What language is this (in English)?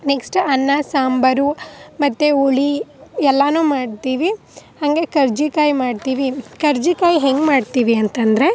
Kannada